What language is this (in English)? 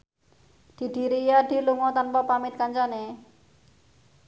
Javanese